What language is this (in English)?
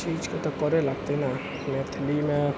Maithili